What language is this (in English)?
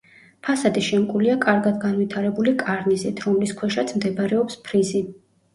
Georgian